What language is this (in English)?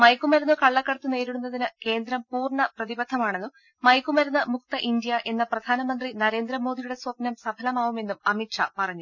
Malayalam